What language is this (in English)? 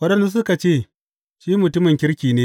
Hausa